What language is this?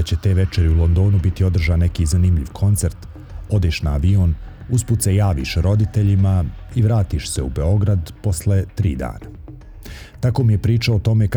Croatian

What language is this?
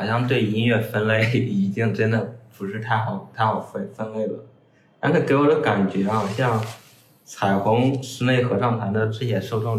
Chinese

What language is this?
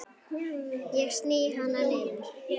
Icelandic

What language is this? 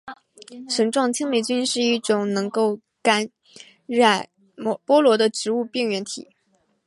Chinese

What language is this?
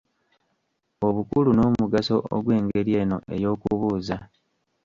Ganda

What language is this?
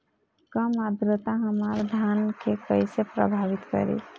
Bhojpuri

